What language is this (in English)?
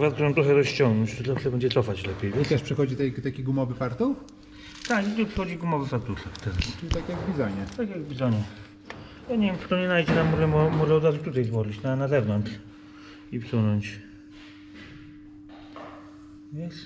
Polish